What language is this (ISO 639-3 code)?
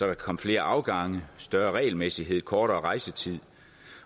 dan